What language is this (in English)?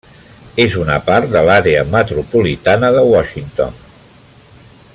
Catalan